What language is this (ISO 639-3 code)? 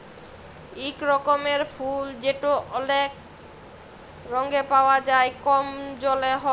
ben